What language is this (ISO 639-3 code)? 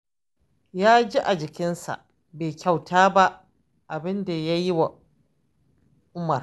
hau